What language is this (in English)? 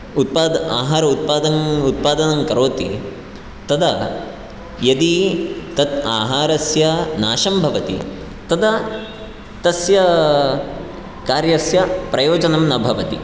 Sanskrit